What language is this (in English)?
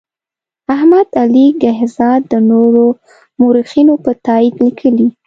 Pashto